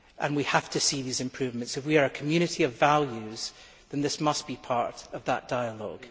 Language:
English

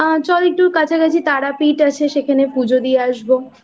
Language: Bangla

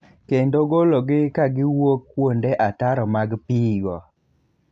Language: Luo (Kenya and Tanzania)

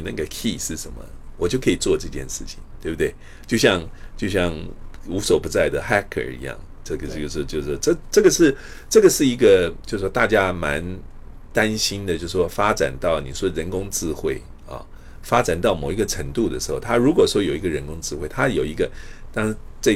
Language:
Chinese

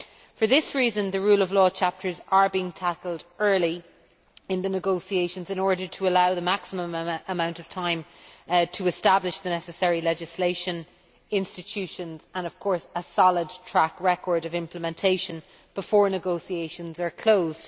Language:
English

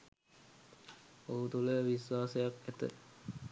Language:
Sinhala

